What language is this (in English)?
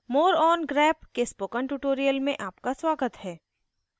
Hindi